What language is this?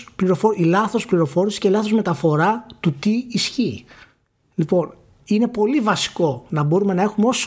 Greek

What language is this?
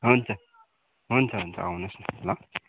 Nepali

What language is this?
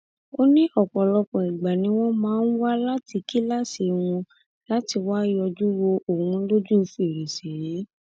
Yoruba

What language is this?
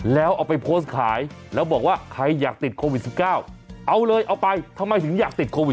Thai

